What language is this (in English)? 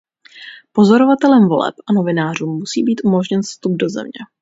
Czech